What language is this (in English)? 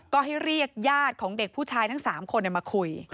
Thai